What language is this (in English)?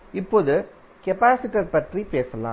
Tamil